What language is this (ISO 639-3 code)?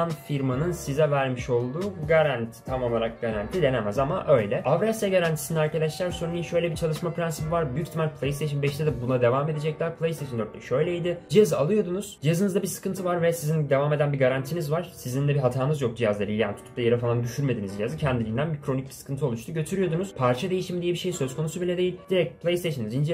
tur